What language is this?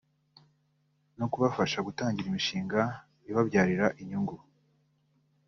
Kinyarwanda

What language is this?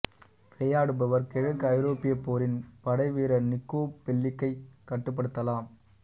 Tamil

